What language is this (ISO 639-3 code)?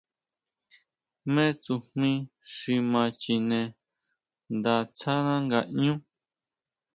mau